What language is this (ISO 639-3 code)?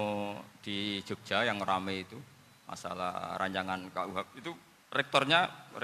ind